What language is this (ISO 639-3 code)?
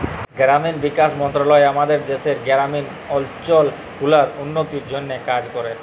ben